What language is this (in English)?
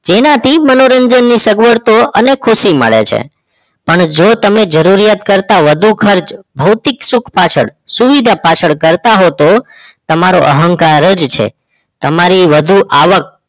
Gujarati